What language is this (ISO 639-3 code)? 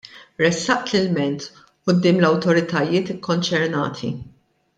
mlt